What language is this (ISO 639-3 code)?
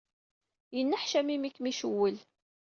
kab